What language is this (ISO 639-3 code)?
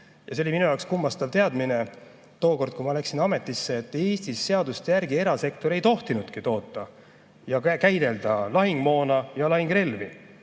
est